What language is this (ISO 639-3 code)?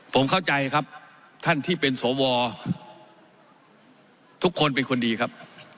tha